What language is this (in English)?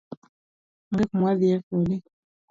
Luo (Kenya and Tanzania)